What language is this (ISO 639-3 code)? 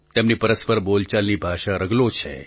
guj